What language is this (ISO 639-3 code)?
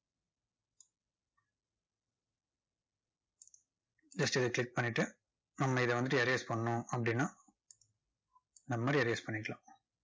tam